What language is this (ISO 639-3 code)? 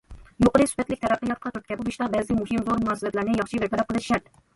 uig